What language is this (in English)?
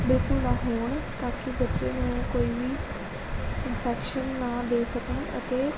Punjabi